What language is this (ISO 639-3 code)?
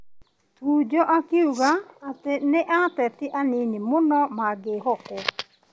kik